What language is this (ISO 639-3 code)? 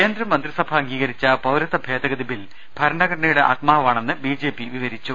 mal